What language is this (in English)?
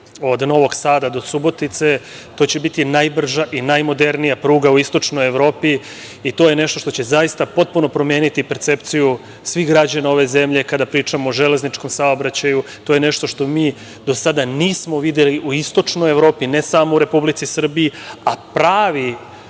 Serbian